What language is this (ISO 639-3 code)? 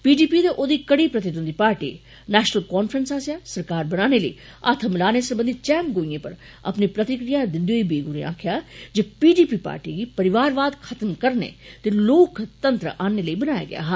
doi